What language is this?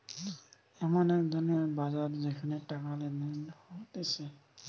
Bangla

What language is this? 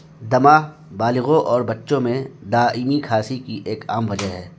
Urdu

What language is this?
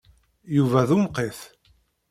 Kabyle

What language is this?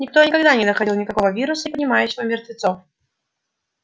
Russian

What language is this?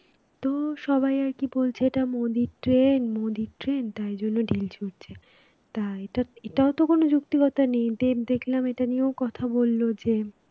Bangla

